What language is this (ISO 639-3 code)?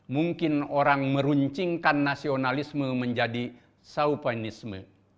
ind